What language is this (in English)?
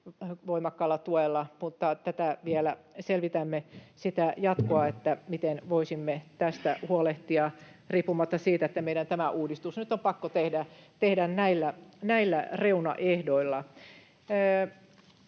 Finnish